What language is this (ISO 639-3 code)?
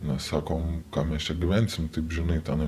lit